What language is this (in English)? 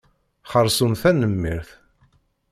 Kabyle